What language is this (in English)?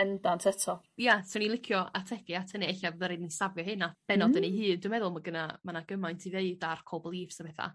Welsh